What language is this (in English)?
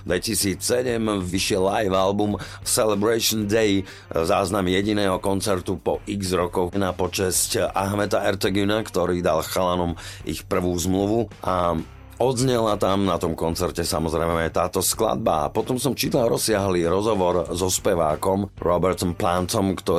Slovak